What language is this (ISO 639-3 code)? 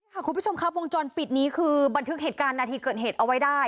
tha